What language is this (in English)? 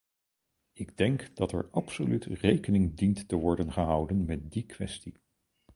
Dutch